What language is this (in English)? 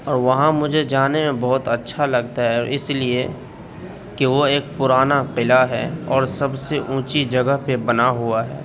Urdu